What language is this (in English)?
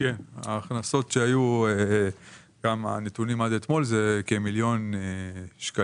Hebrew